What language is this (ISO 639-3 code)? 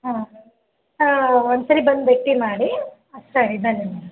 kan